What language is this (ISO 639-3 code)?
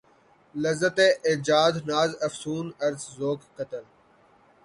urd